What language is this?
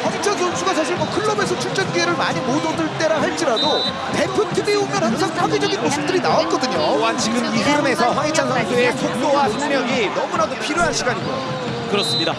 Korean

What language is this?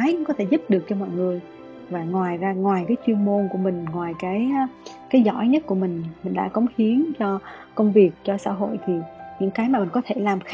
Vietnamese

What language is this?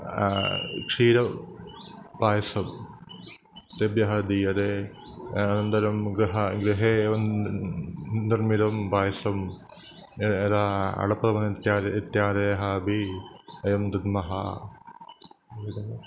Sanskrit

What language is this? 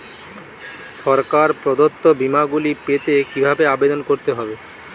Bangla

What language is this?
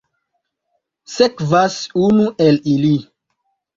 Esperanto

